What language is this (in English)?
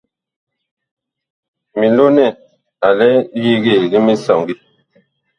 Bakoko